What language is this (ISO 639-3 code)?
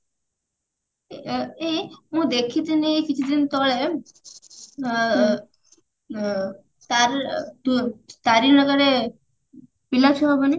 ori